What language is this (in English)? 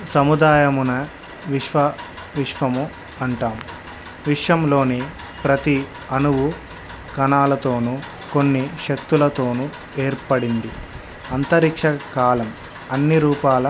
Telugu